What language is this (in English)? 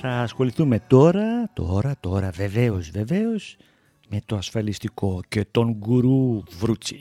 Greek